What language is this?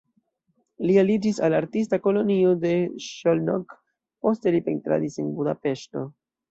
Esperanto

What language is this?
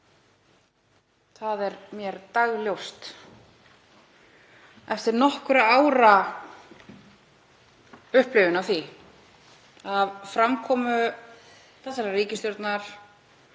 Icelandic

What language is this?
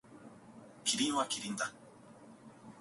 Japanese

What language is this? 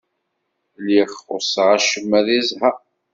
Kabyle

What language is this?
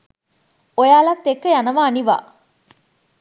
Sinhala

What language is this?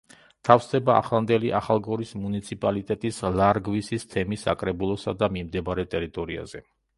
Georgian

